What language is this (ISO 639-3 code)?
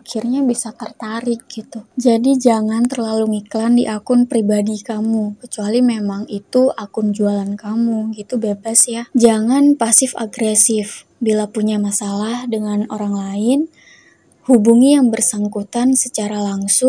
ind